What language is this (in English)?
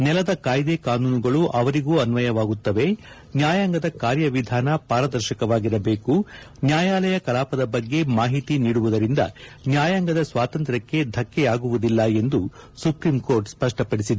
Kannada